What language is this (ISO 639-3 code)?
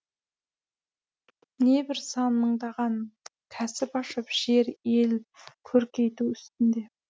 kaz